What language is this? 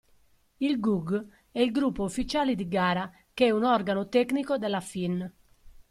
Italian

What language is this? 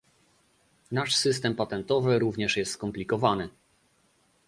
Polish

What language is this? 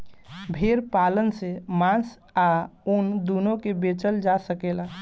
Bhojpuri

